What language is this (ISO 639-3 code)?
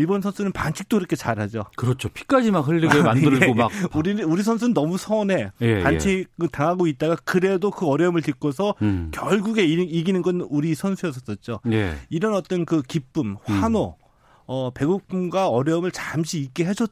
kor